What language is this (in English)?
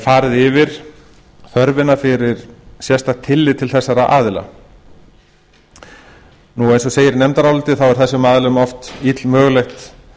Icelandic